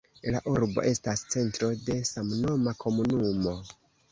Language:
Esperanto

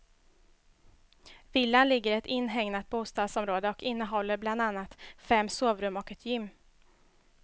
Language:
Swedish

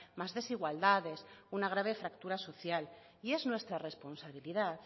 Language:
Spanish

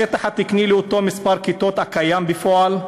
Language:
Hebrew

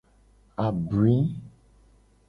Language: Gen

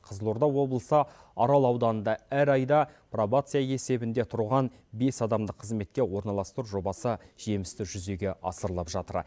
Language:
Kazakh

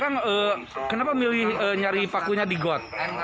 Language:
Indonesian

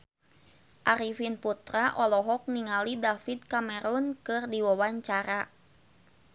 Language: Sundanese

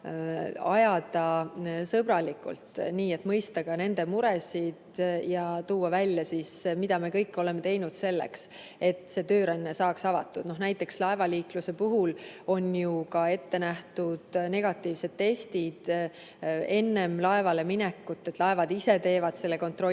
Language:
Estonian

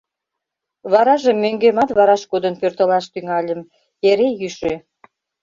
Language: Mari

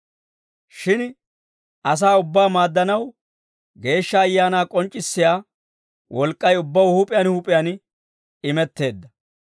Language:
Dawro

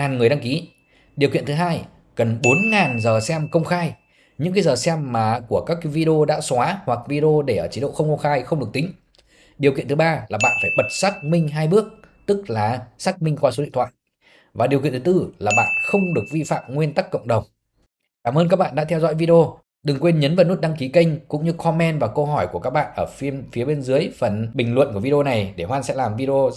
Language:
Vietnamese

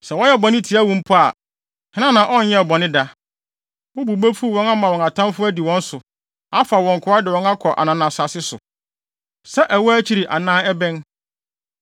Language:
Akan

